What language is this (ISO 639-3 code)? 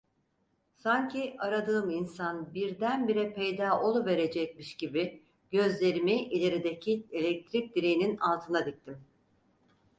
tur